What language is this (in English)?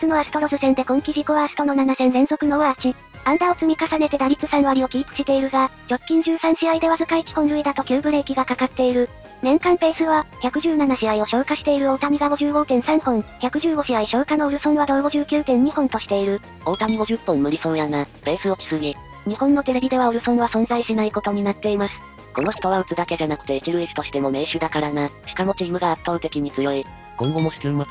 Japanese